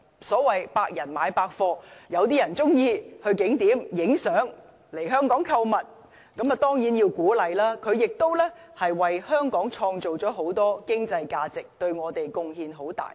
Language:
Cantonese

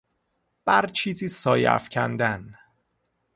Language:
Persian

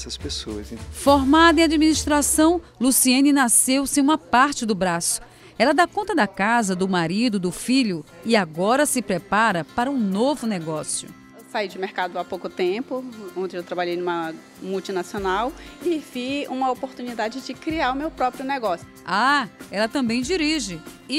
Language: Portuguese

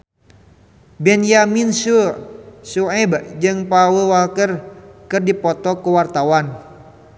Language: Sundanese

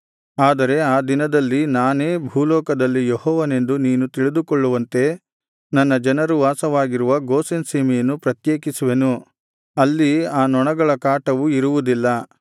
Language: Kannada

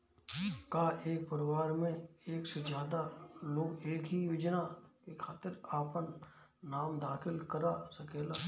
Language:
Bhojpuri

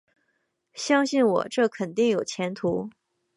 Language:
Chinese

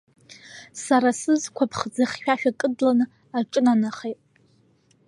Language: Abkhazian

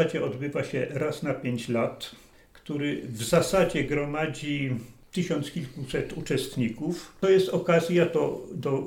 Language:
Polish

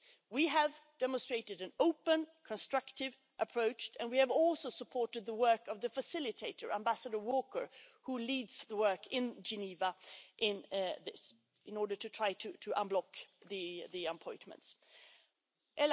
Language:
English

